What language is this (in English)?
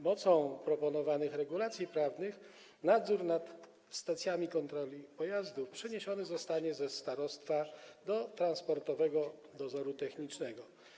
Polish